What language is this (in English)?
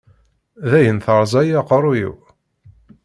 Kabyle